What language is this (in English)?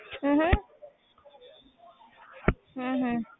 Punjabi